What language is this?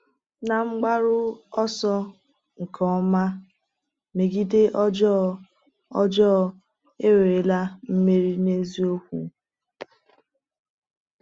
Igbo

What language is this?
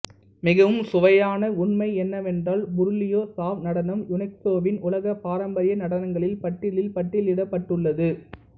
Tamil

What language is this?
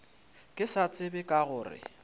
Northern Sotho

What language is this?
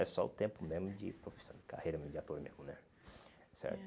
Portuguese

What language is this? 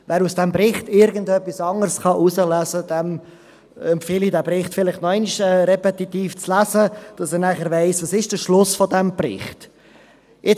Swiss German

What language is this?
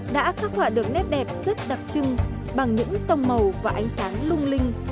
Vietnamese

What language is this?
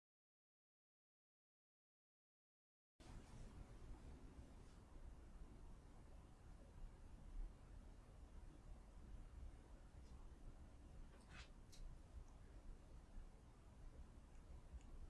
Korean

